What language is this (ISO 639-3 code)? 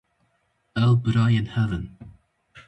kur